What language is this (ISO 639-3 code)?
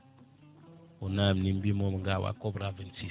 ful